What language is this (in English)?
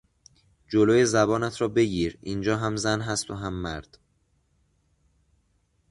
Persian